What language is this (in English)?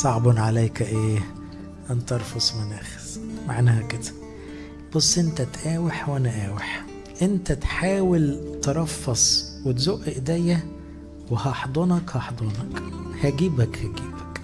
Arabic